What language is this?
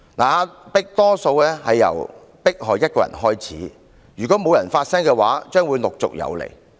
Cantonese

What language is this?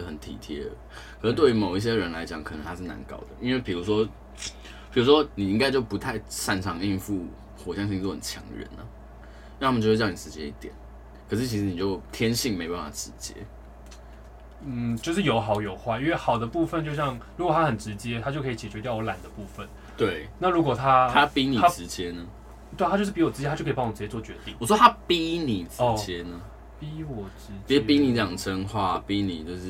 Chinese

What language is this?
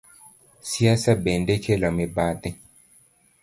Luo (Kenya and Tanzania)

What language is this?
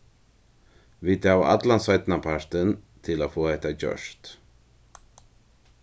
Faroese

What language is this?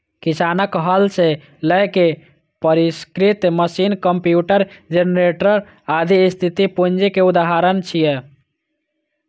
Maithili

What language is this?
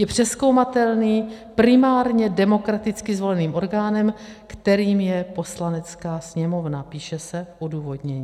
Czech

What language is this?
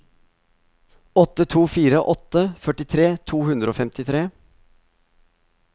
Norwegian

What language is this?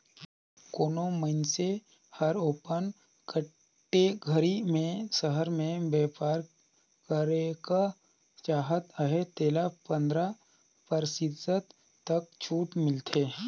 Chhattisgarhi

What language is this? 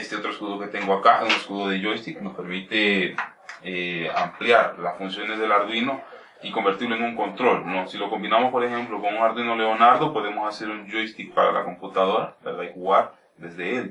Spanish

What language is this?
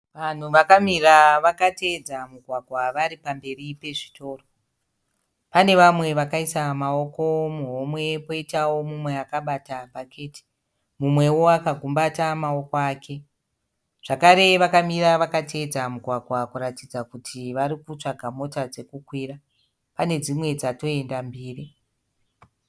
Shona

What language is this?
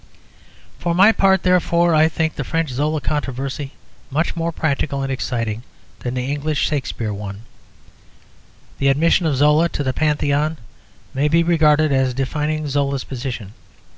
English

